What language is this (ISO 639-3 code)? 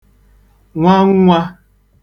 ibo